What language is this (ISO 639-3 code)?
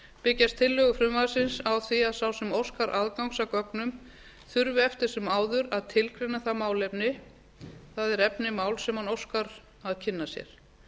isl